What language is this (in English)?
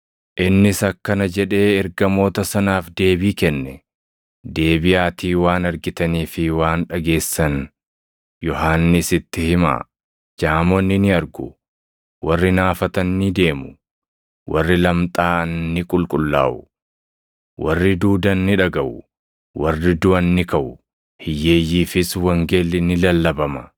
Oromo